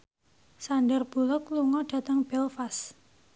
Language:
Javanese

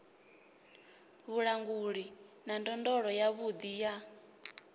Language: Venda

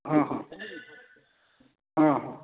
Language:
Maithili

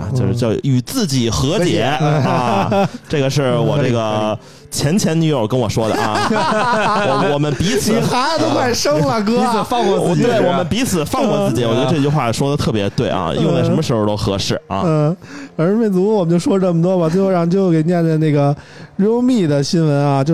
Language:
Chinese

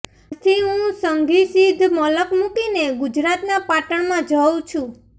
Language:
Gujarati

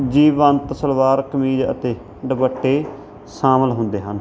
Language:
Punjabi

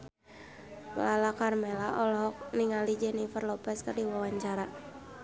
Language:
Sundanese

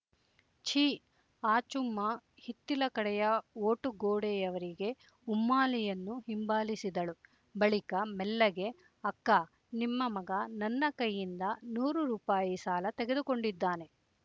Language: Kannada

